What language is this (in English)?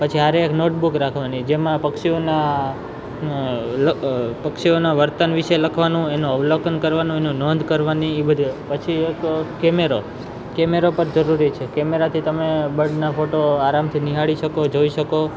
Gujarati